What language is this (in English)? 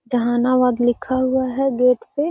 Magahi